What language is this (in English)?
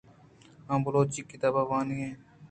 Eastern Balochi